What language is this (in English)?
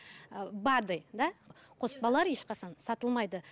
Kazakh